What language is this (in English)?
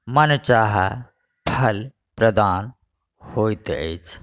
Maithili